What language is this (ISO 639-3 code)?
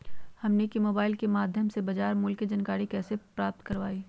mag